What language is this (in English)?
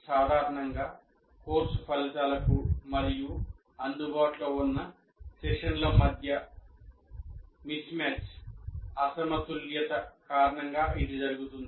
Telugu